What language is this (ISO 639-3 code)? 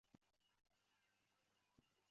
zho